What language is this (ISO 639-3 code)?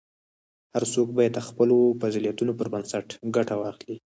pus